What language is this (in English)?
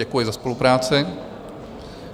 Czech